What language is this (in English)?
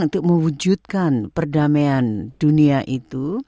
Indonesian